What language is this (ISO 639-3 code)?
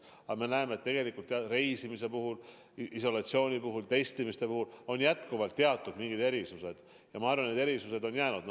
est